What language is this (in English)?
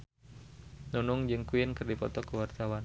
Sundanese